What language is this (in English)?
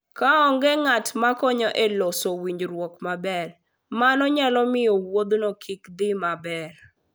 Luo (Kenya and Tanzania)